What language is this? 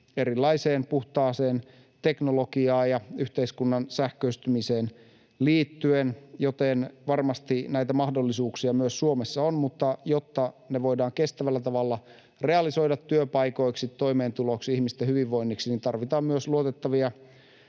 Finnish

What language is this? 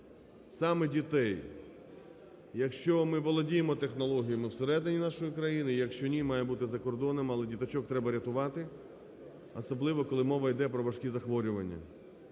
Ukrainian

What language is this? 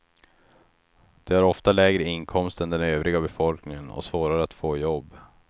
Swedish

